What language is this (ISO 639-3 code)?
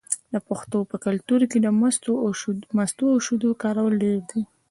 pus